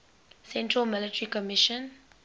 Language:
English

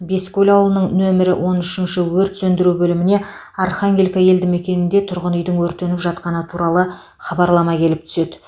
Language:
Kazakh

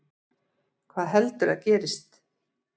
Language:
Icelandic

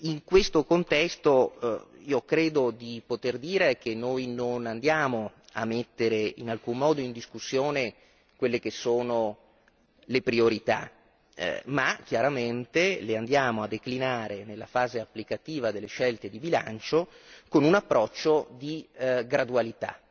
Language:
Italian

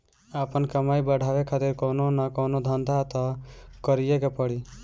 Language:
Bhojpuri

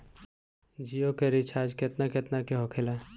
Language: Bhojpuri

